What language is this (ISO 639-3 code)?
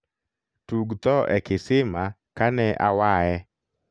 luo